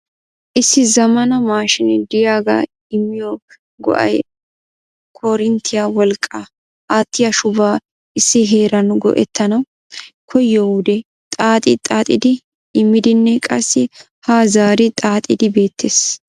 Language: Wolaytta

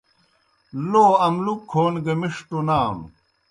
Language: Kohistani Shina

